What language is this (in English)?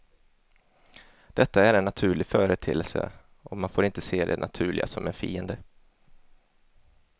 Swedish